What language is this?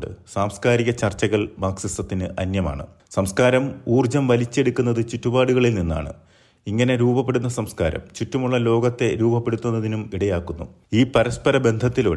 Malayalam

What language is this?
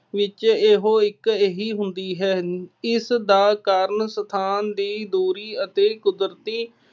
Punjabi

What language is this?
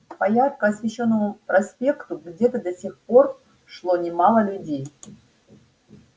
Russian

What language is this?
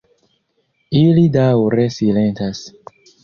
Esperanto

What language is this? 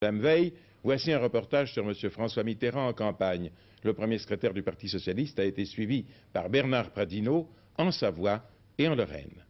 French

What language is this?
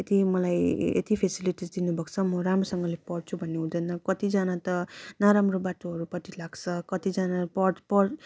Nepali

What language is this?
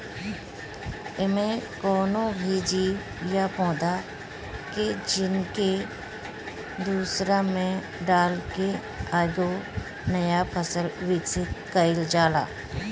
Bhojpuri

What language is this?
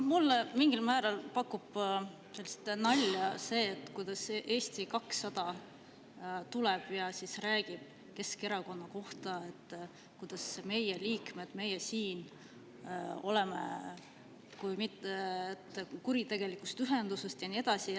Estonian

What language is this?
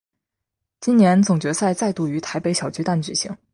Chinese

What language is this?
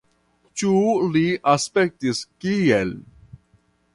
Esperanto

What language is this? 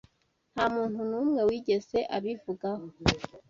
Kinyarwanda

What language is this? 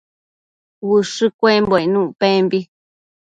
Matsés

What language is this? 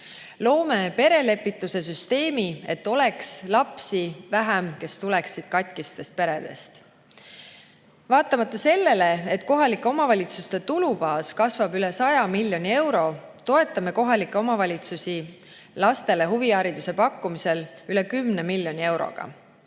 Estonian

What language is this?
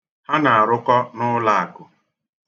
Igbo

